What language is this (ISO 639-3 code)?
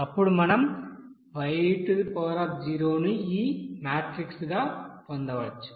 tel